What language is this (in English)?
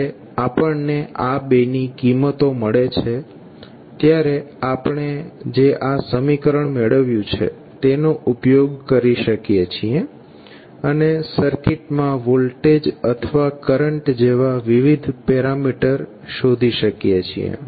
Gujarati